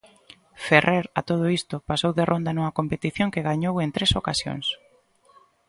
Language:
Galician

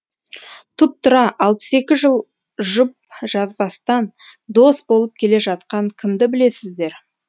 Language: Kazakh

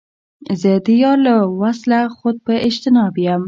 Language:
Pashto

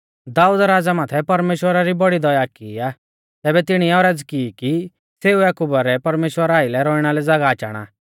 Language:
Mahasu Pahari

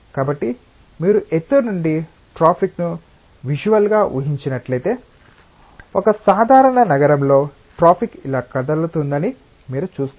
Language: Telugu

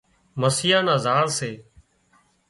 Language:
Wadiyara Koli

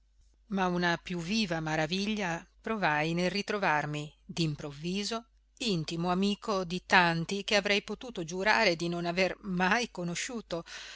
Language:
Italian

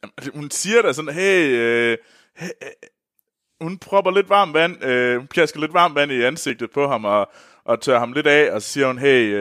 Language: Danish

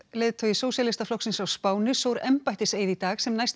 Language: Icelandic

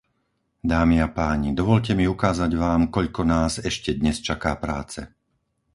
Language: Slovak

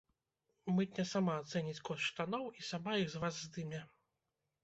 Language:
Belarusian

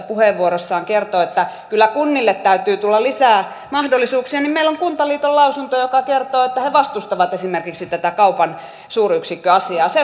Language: Finnish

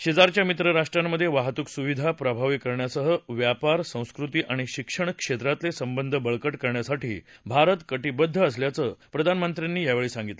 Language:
Marathi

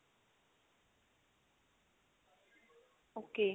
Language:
Punjabi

